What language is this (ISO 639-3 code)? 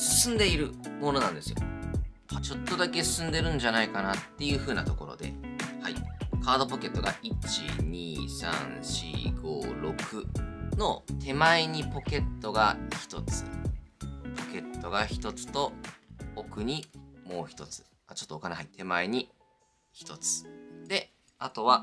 jpn